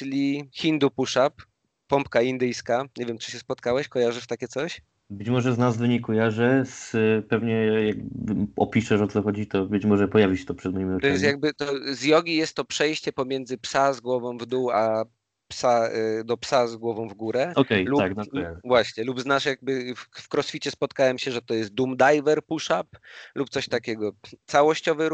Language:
Polish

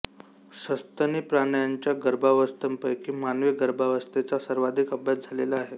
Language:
Marathi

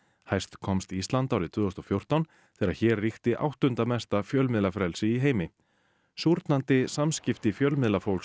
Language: Icelandic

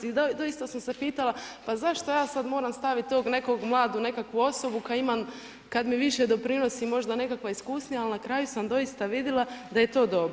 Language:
Croatian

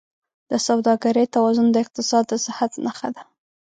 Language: Pashto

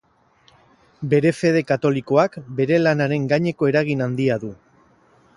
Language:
Basque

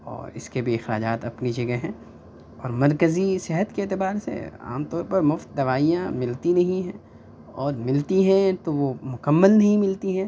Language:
Urdu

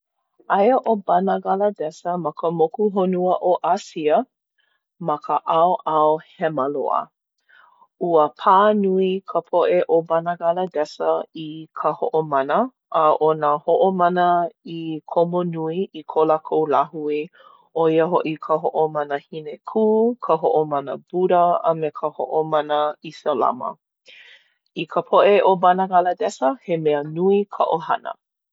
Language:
Hawaiian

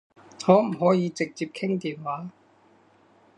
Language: Cantonese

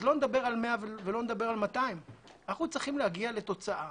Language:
Hebrew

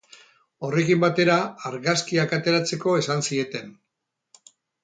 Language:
Basque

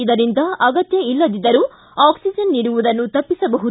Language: Kannada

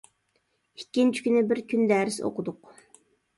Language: Uyghur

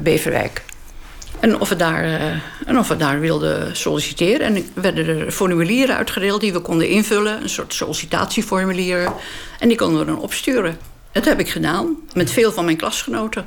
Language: Dutch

